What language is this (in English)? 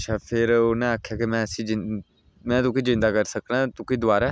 Dogri